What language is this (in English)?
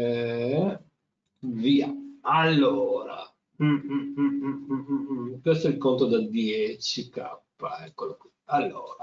Italian